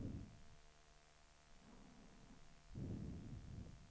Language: Swedish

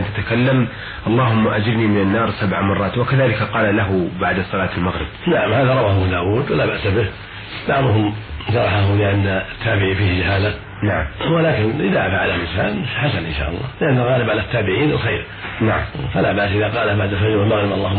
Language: Arabic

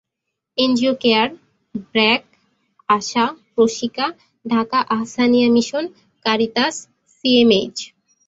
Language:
Bangla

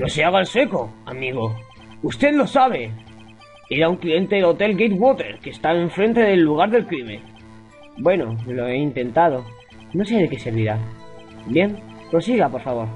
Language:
Spanish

